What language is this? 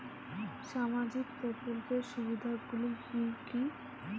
Bangla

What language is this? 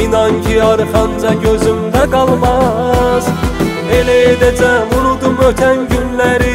Turkish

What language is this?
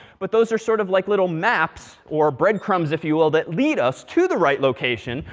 English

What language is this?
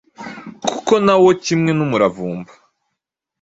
Kinyarwanda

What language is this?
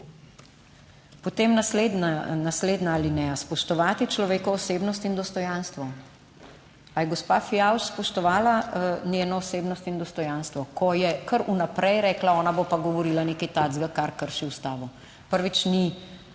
Slovenian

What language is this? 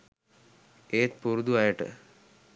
Sinhala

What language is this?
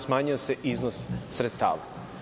Serbian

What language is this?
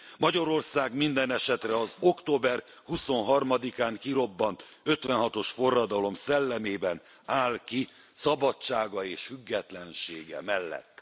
Hungarian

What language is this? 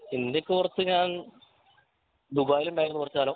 Malayalam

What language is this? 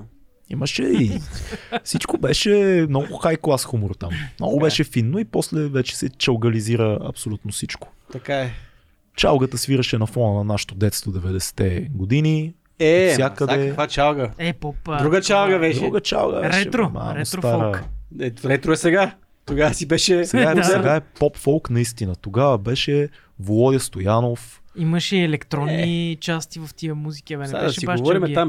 Bulgarian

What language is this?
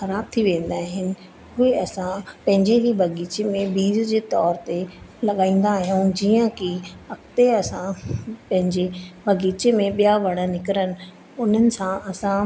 Sindhi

